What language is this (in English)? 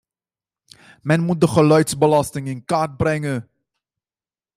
Dutch